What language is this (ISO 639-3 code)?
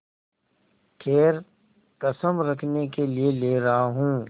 hin